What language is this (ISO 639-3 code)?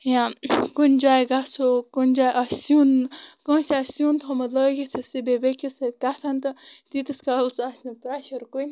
kas